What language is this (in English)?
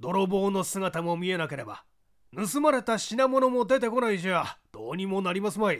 Japanese